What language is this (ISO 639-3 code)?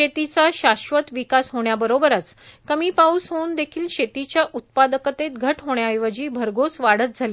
mar